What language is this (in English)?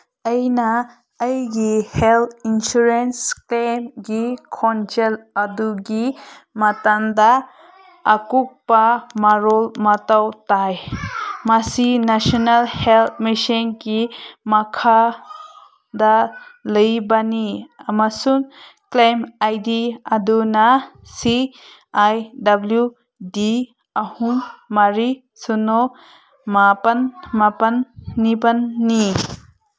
Manipuri